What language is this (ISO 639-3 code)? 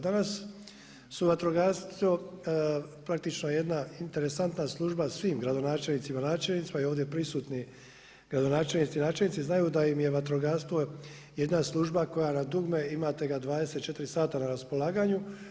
hrv